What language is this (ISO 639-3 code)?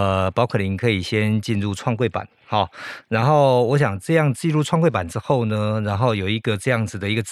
zho